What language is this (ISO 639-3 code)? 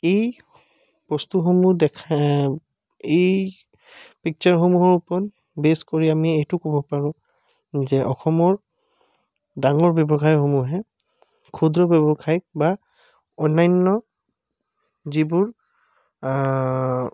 asm